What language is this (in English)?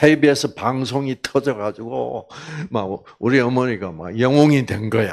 Korean